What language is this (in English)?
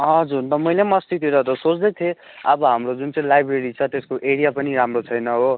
Nepali